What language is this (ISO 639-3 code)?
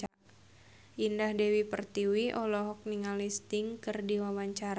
sun